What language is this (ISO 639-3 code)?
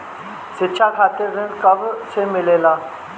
bho